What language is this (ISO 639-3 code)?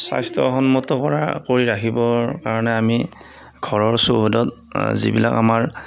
asm